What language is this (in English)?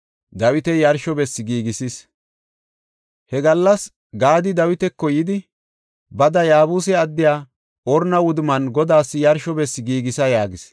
Gofa